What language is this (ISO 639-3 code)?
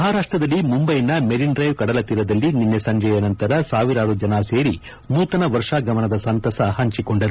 kan